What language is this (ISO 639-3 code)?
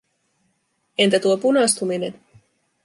fin